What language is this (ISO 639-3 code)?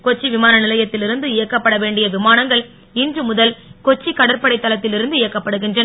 tam